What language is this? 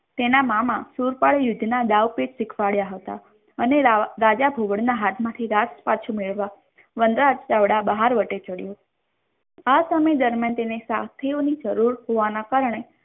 Gujarati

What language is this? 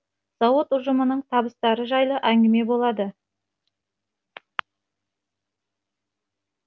Kazakh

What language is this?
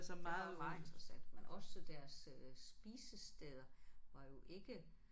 Danish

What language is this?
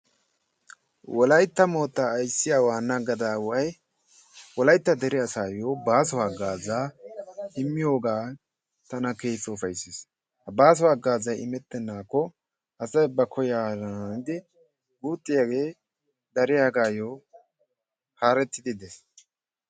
Wolaytta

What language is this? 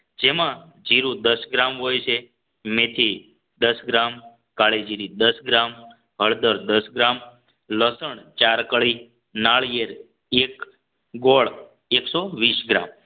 Gujarati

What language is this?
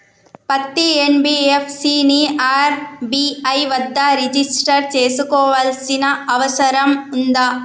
Telugu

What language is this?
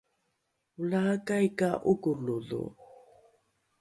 Rukai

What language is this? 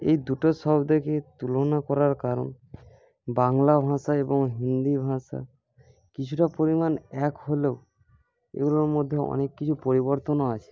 Bangla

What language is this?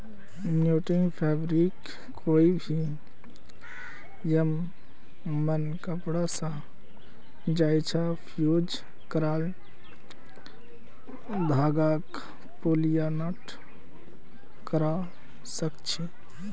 Magahi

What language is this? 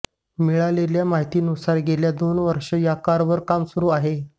Marathi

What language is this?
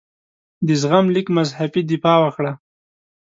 Pashto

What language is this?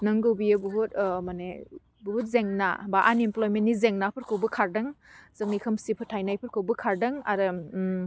Bodo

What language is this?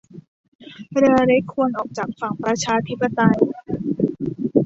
Thai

